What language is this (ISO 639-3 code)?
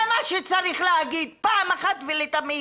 heb